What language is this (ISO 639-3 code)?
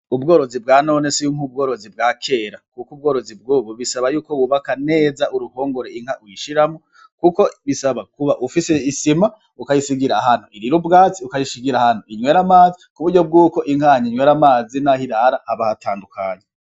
run